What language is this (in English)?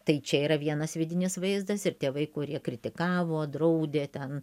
Lithuanian